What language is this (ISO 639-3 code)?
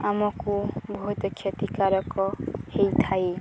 ori